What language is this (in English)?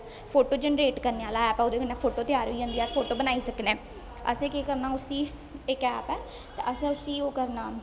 Dogri